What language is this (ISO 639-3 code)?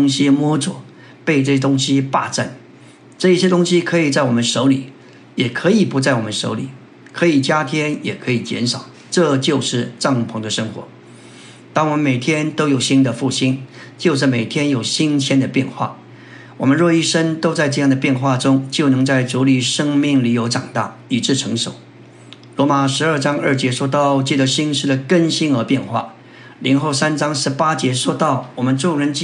zho